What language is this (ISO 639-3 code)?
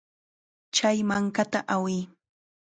qxa